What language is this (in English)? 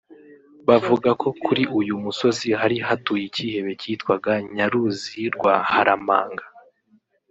Kinyarwanda